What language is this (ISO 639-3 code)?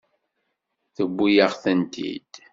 kab